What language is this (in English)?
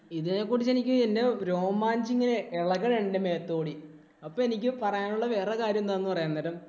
Malayalam